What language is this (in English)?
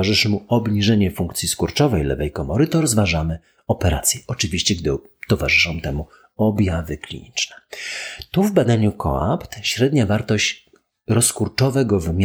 Polish